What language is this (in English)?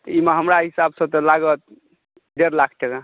Maithili